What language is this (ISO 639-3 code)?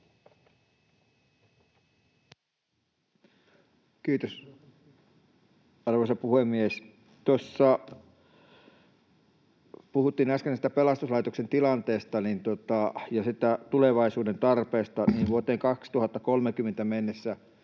fin